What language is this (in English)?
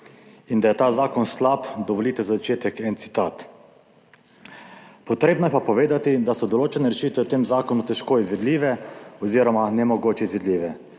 Slovenian